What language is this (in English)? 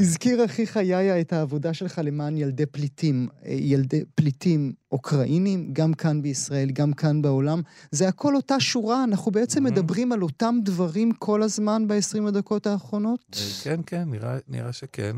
Hebrew